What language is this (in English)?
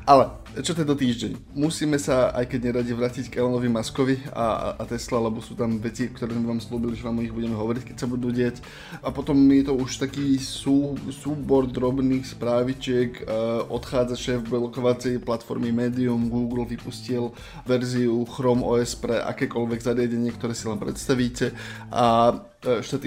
Slovak